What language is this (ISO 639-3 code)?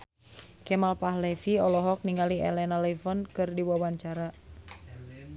sun